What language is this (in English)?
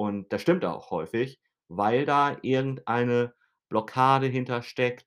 German